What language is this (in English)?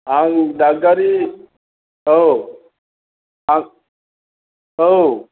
Bodo